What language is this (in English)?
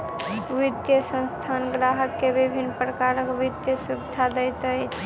Maithili